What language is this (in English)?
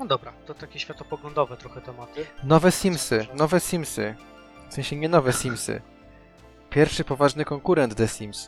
Polish